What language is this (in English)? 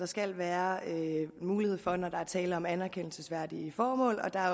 Danish